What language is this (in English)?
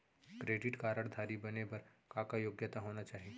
Chhattisgarhi